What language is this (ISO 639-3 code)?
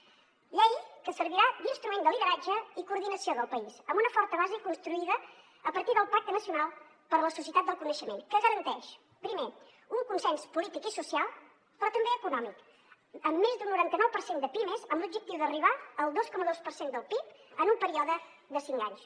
cat